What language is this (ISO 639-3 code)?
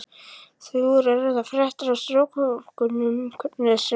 isl